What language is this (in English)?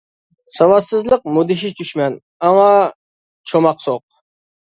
Uyghur